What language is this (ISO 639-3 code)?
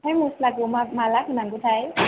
brx